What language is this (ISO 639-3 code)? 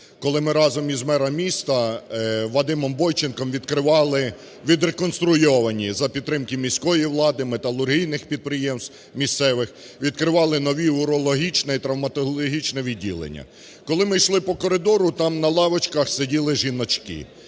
ukr